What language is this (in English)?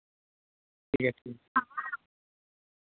Dogri